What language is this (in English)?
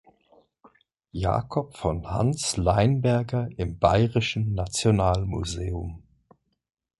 German